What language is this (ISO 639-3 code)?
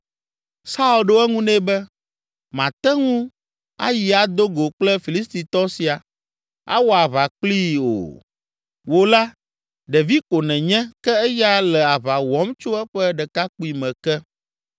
ewe